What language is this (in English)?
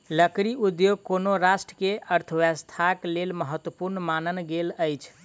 Maithili